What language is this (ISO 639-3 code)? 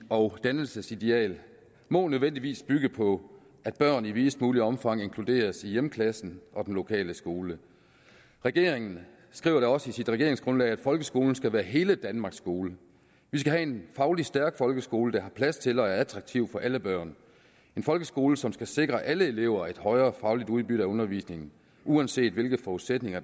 dan